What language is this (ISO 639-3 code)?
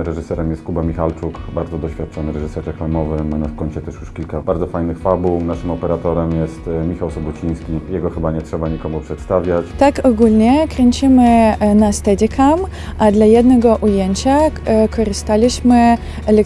pol